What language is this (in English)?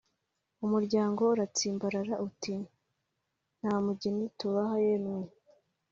Kinyarwanda